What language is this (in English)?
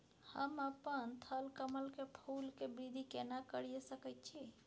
Maithili